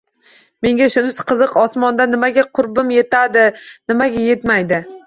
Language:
Uzbek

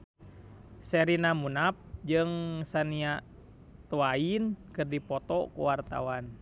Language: Sundanese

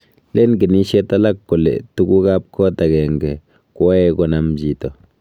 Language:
Kalenjin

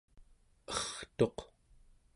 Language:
Central Yupik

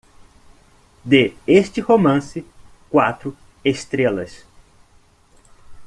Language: Portuguese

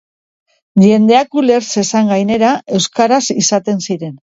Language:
Basque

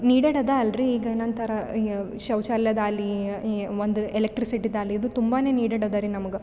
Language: Kannada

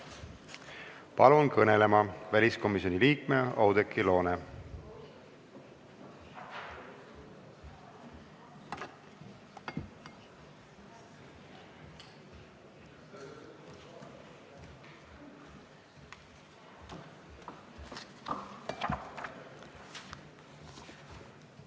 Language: Estonian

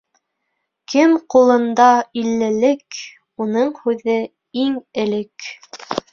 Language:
Bashkir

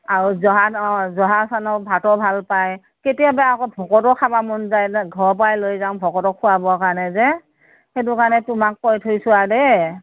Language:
Assamese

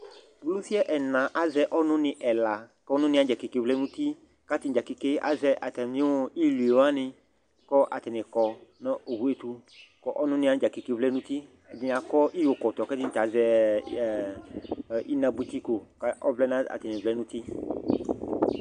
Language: Ikposo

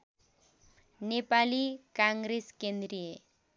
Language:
Nepali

